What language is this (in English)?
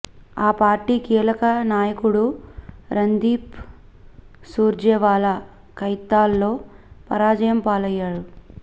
Telugu